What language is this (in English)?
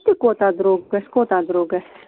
Kashmiri